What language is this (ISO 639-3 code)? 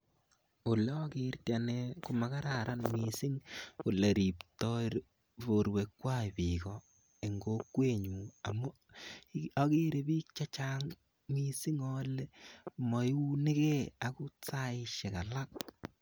kln